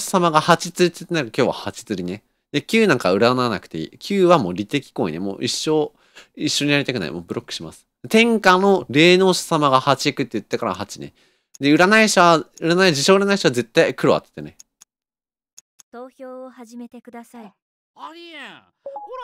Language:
Japanese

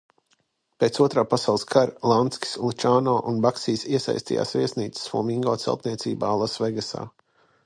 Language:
Latvian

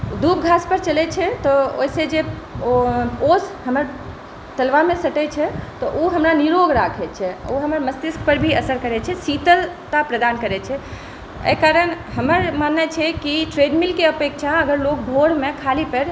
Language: Maithili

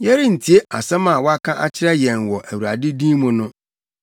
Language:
Akan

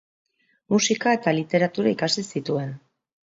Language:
Basque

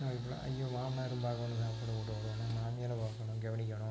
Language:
Tamil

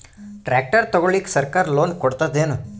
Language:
Kannada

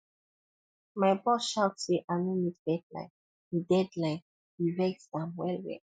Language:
Nigerian Pidgin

